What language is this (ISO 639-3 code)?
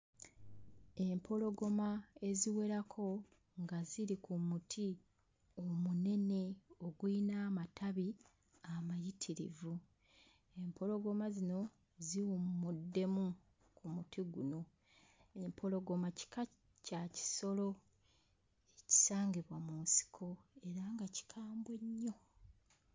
lug